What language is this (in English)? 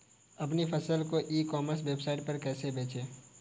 Hindi